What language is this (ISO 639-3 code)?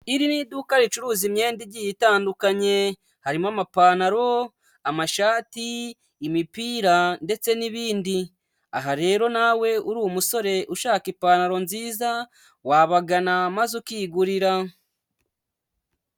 kin